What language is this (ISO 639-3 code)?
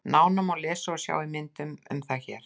isl